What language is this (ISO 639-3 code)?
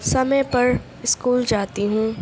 urd